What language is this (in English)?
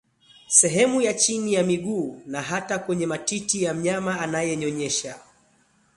Swahili